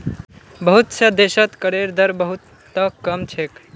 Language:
Magahi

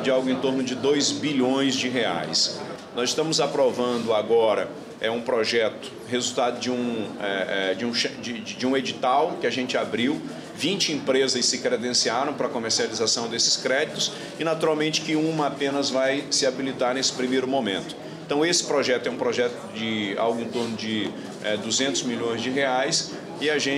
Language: Portuguese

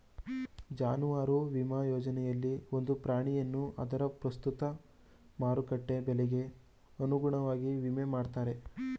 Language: Kannada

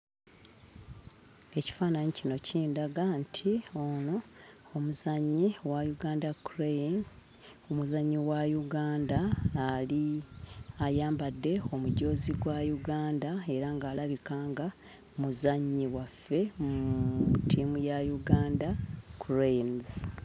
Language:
Ganda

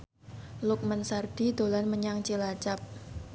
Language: Javanese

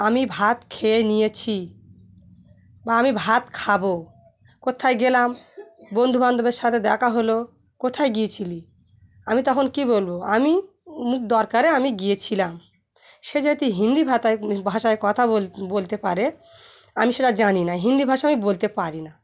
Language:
Bangla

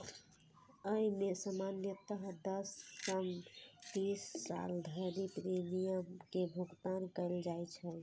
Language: Maithili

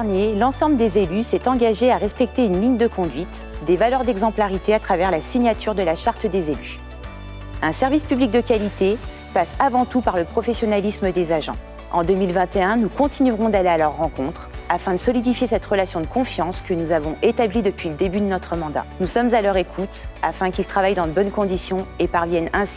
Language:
French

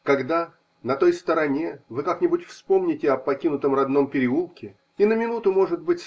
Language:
Russian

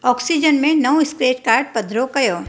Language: Sindhi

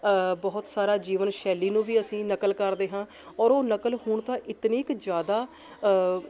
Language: Punjabi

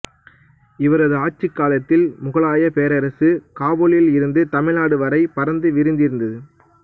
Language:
Tamil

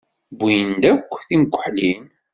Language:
Kabyle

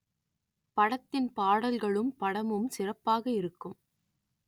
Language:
Tamil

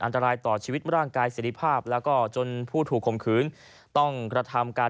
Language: Thai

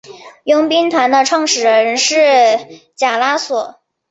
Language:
Chinese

